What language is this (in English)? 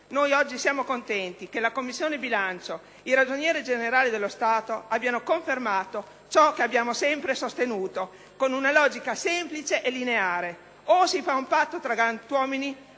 Italian